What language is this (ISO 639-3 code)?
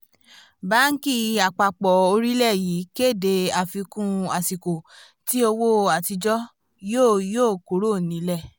yor